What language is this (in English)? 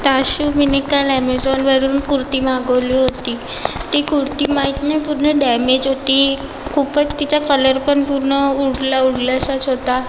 Marathi